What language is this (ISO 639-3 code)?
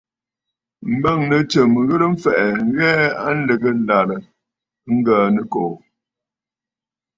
bfd